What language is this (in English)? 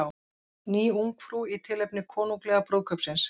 Icelandic